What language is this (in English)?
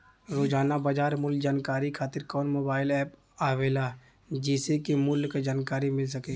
Bhojpuri